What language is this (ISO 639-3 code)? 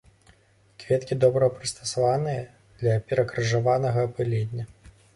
bel